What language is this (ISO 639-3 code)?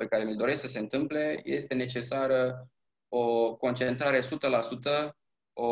ron